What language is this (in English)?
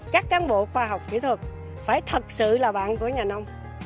Vietnamese